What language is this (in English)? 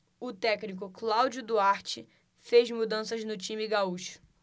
Portuguese